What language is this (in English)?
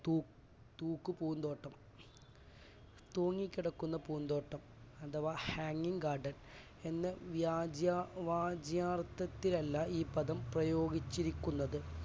Malayalam